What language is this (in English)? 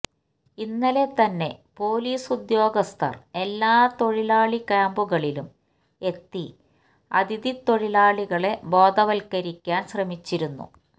Malayalam